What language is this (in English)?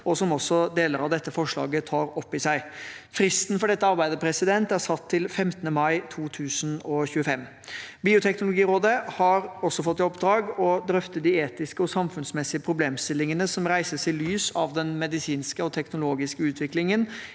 Norwegian